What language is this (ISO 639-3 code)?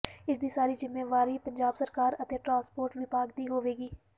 pan